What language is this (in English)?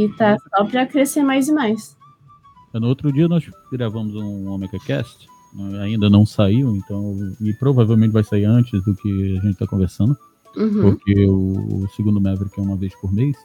Portuguese